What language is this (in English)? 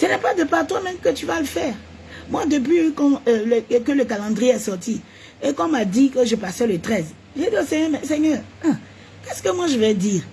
French